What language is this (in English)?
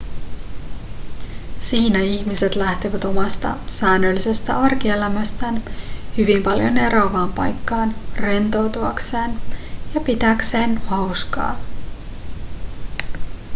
Finnish